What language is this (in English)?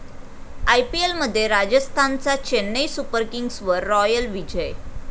Marathi